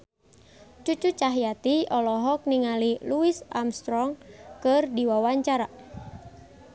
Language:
Sundanese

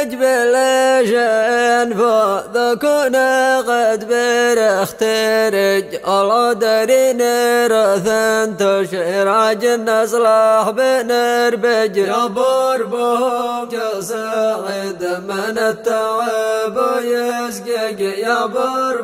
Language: Arabic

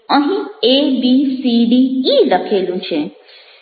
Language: Gujarati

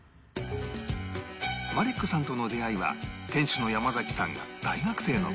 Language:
Japanese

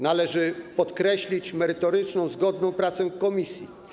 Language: Polish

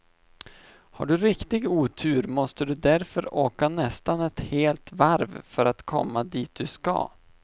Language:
Swedish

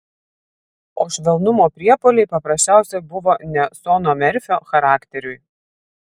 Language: Lithuanian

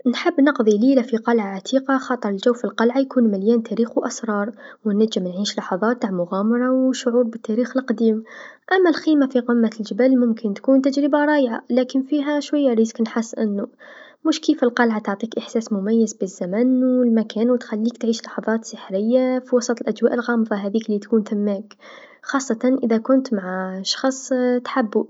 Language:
Tunisian Arabic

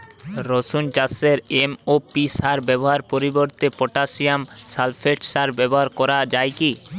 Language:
Bangla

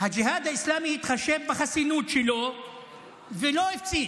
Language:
Hebrew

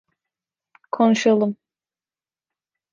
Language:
Turkish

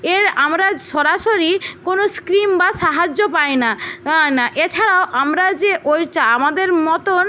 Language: Bangla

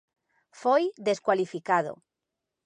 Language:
Galician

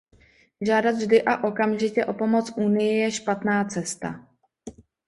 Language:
Czech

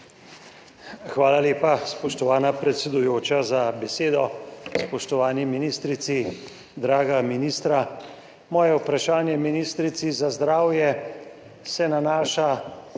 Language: Slovenian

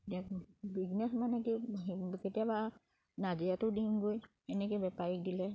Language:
Assamese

